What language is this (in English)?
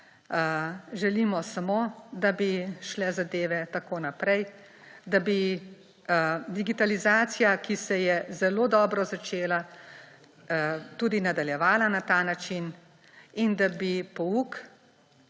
Slovenian